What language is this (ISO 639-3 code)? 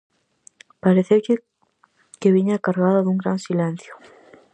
glg